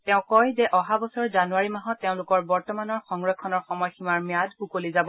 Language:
Assamese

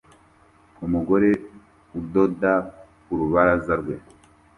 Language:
Kinyarwanda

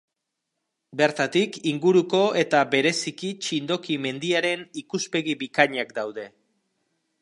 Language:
Basque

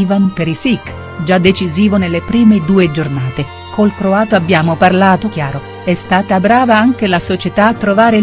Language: Italian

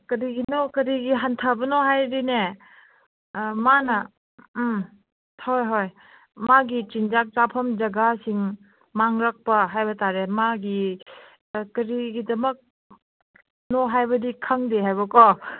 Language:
Manipuri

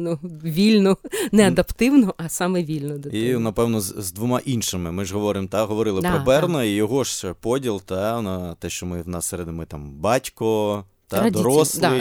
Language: Ukrainian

